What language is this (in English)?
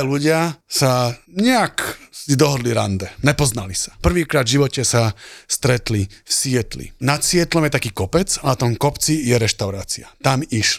Slovak